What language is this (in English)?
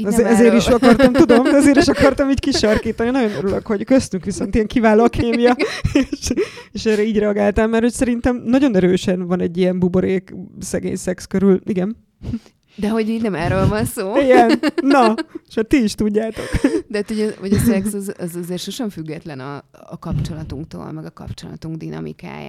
Hungarian